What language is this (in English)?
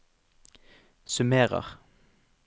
Norwegian